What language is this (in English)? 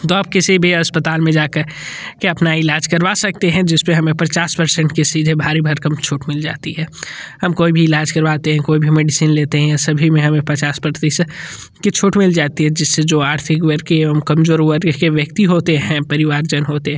Hindi